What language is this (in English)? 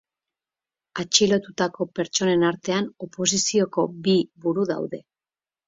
Basque